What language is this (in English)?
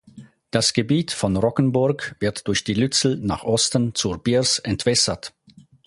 German